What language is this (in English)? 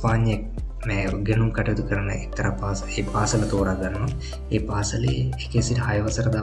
Indonesian